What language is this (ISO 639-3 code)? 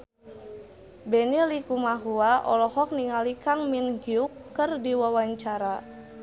sun